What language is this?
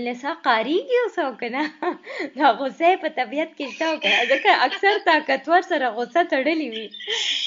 Urdu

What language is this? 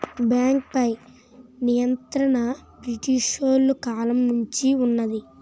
Telugu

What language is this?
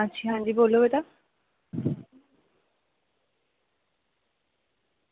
Dogri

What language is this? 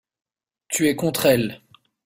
French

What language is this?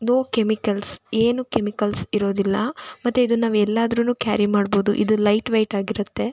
Kannada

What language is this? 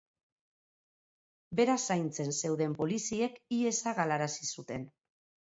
Basque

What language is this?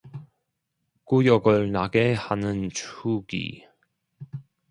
Korean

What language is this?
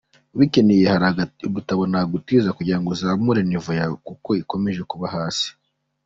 Kinyarwanda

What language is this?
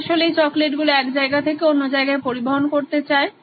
Bangla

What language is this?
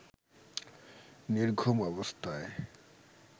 Bangla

